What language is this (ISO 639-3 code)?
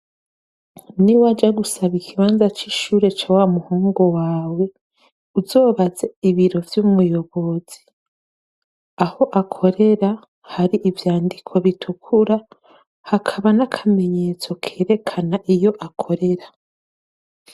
run